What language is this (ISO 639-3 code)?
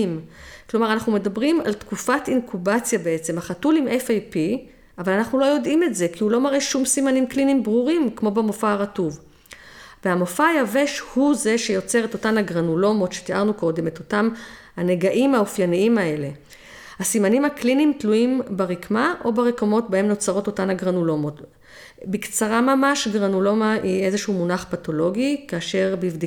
heb